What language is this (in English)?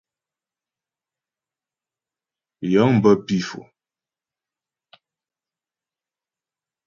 Ghomala